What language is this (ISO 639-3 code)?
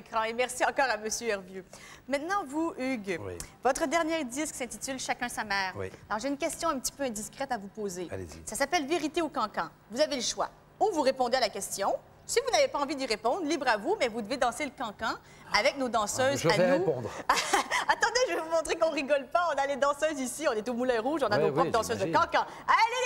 fra